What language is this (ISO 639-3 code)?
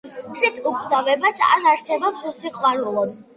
kat